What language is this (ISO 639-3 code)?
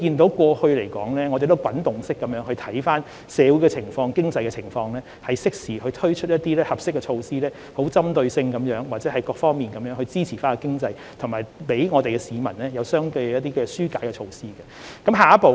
yue